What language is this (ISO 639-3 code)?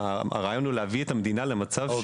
heb